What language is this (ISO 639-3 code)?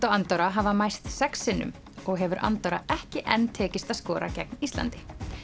isl